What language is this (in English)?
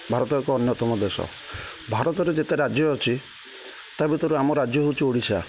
Odia